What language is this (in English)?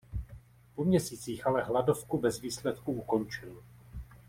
Czech